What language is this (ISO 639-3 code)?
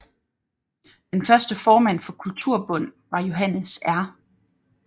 dan